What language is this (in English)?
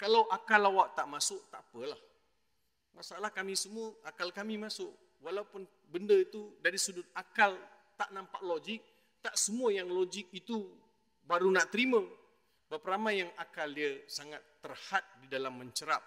Malay